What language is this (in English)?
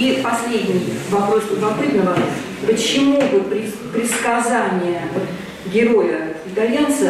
Russian